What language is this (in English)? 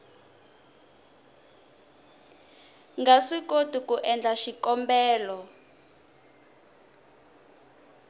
Tsonga